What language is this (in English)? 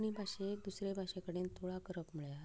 Konkani